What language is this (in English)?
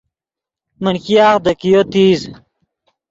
Yidgha